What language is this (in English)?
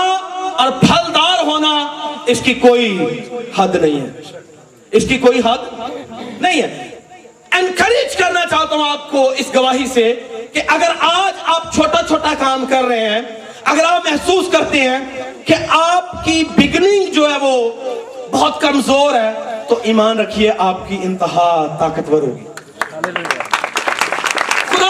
Urdu